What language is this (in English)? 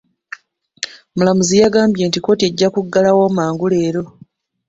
Ganda